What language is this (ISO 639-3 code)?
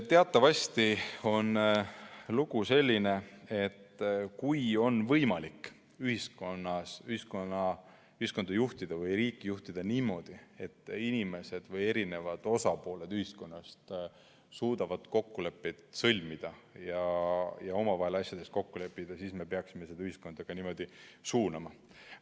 est